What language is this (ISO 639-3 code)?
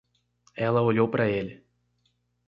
por